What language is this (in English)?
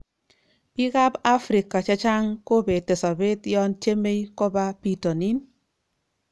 Kalenjin